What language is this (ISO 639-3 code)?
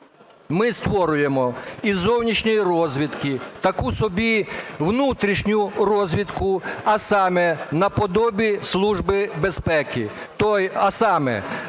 ukr